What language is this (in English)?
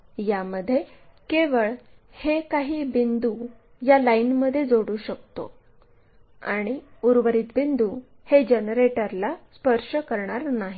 Marathi